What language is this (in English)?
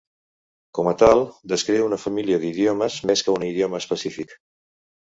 Catalan